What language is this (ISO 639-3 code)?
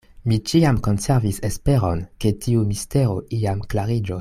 epo